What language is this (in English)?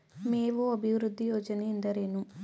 Kannada